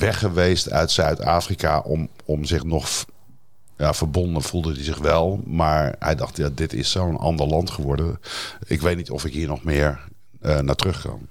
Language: Dutch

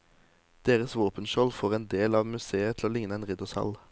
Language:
Norwegian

